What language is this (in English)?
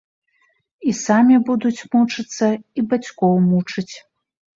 Belarusian